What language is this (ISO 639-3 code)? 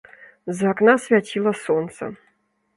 bel